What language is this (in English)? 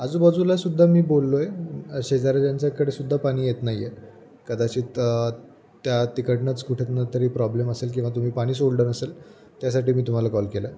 Marathi